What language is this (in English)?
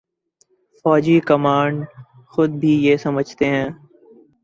Urdu